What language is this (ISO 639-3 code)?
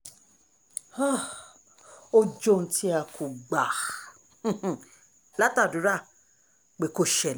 yor